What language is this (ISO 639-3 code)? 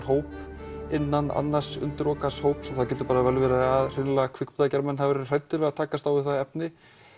isl